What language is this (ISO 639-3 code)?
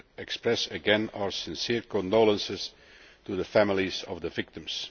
eng